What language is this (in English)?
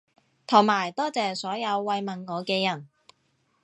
Cantonese